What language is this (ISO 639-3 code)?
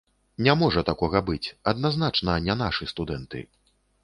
bel